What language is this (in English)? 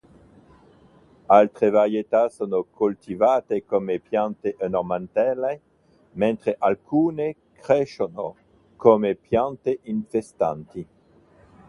Italian